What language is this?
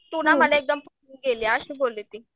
Marathi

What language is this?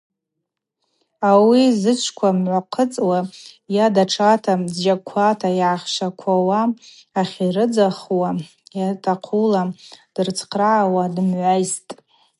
Abaza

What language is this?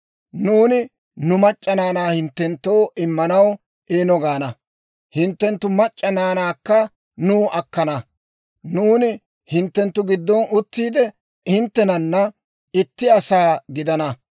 Dawro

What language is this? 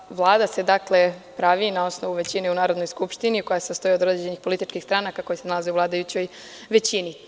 Serbian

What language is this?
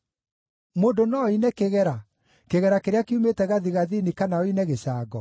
Kikuyu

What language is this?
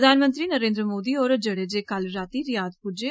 Dogri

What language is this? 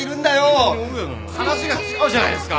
Japanese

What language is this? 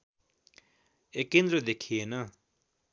Nepali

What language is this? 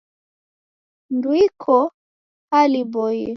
Taita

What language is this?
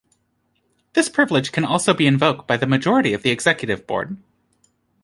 English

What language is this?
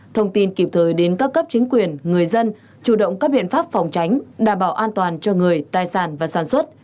Vietnamese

